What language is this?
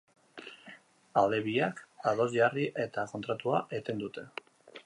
Basque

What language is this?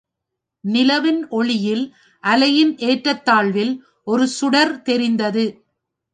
Tamil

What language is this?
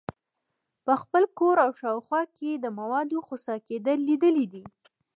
Pashto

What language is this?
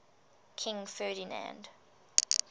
English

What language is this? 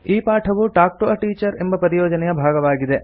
Kannada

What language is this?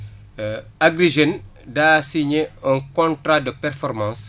Wolof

